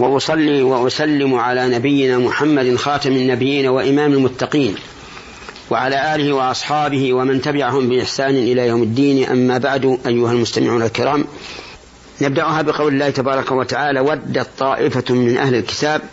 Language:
Arabic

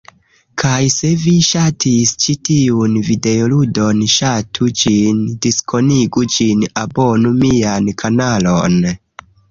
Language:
Esperanto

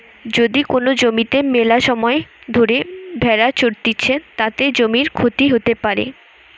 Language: Bangla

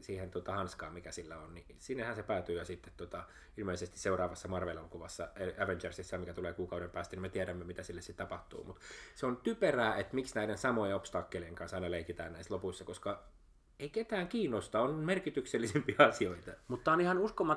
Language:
Finnish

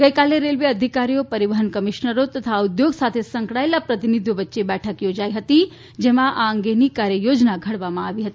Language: Gujarati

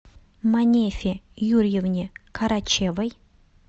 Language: Russian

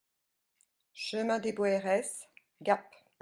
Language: French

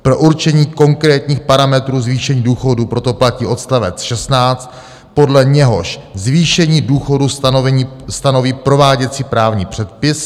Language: Czech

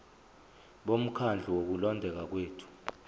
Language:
Zulu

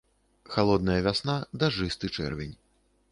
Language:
Belarusian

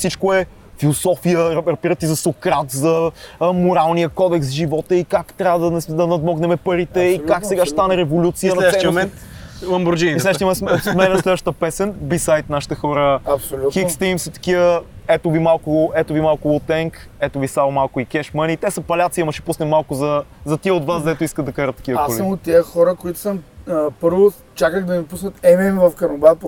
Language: Bulgarian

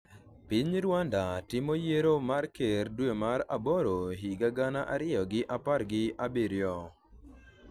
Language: Luo (Kenya and Tanzania)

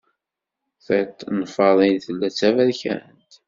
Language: Kabyle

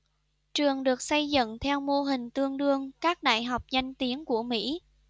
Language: Vietnamese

